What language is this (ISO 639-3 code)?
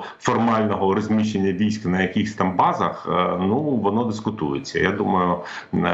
ukr